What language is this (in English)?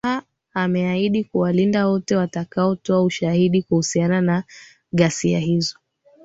Swahili